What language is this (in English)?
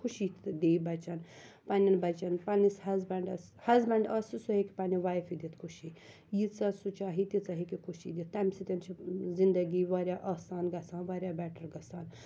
Kashmiri